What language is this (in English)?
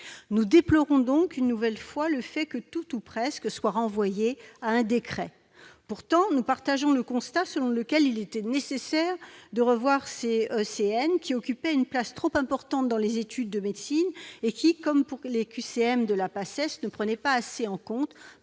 French